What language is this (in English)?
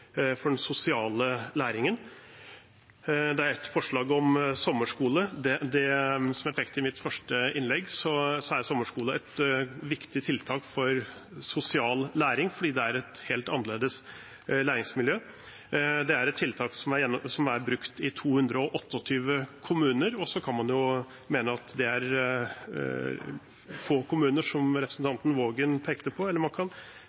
Norwegian Bokmål